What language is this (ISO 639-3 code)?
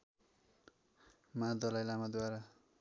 nep